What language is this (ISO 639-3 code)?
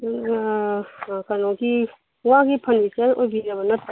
mni